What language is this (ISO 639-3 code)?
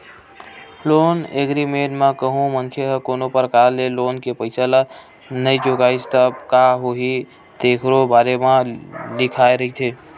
hne